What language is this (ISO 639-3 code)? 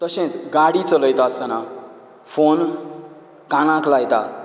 kok